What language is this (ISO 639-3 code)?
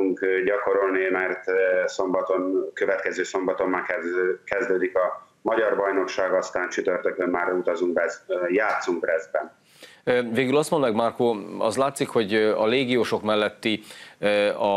hun